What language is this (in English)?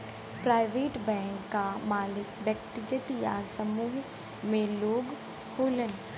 Bhojpuri